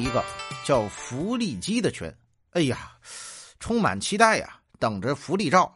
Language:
Chinese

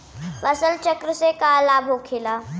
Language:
Bhojpuri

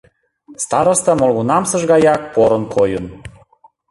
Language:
Mari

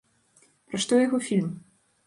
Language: Belarusian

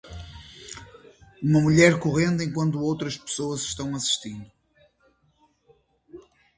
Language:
Portuguese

